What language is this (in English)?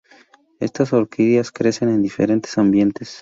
Spanish